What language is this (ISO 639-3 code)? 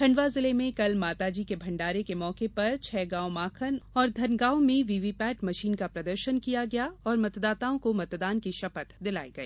hin